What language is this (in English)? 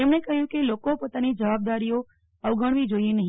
Gujarati